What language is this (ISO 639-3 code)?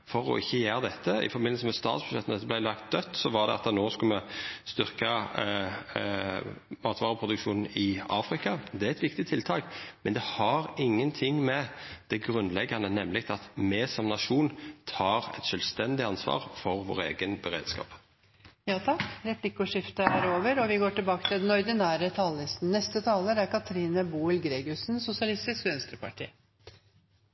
nor